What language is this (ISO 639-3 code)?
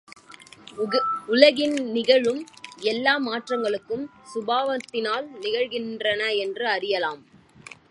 tam